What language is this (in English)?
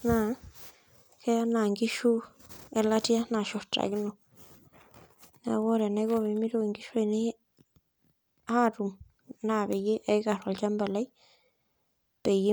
Masai